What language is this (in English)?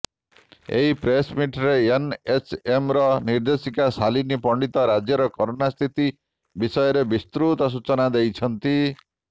Odia